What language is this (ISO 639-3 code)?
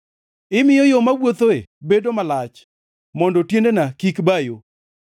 luo